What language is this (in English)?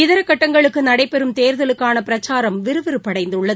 Tamil